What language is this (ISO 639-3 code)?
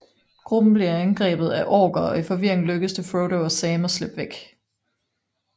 dan